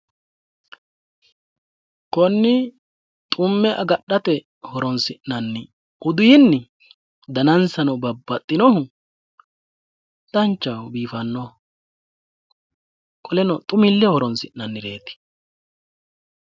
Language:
Sidamo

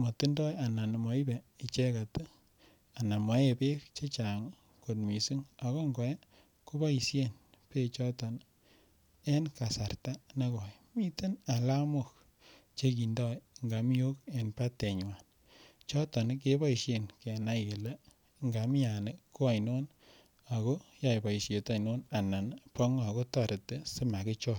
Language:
Kalenjin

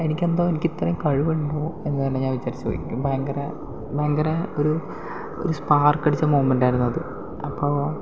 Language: Malayalam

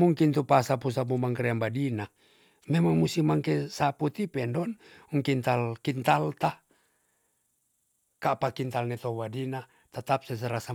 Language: Tonsea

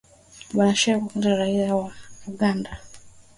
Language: Swahili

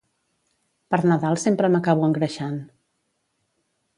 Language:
Catalan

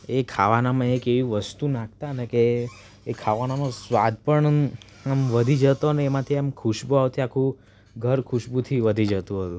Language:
Gujarati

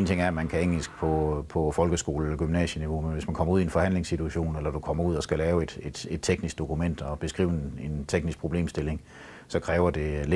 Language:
Danish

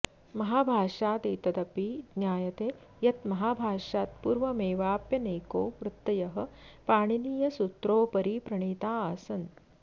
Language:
Sanskrit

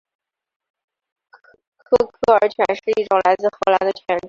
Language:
Chinese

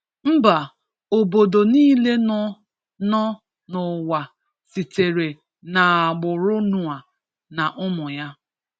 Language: Igbo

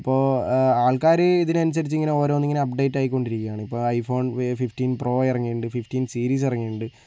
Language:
Malayalam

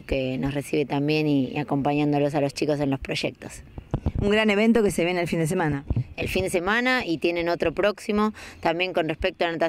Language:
Spanish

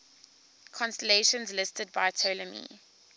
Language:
English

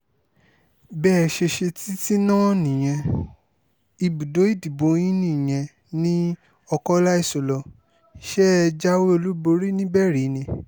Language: Yoruba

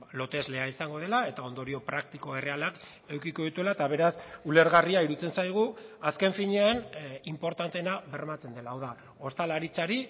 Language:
Basque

